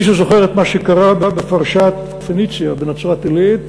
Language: Hebrew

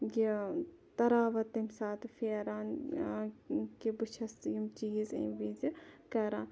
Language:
Kashmiri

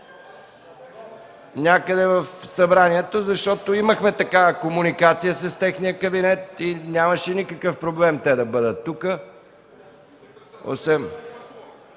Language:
Bulgarian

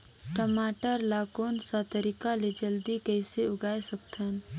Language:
Chhattisgarhi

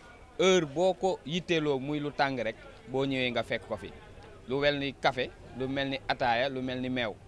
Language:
Indonesian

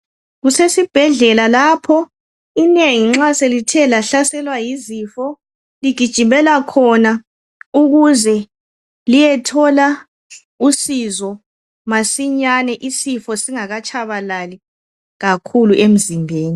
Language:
North Ndebele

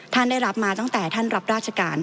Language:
Thai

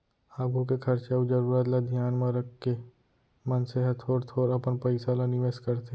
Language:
Chhattisgarhi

